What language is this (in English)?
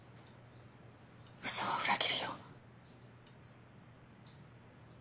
Japanese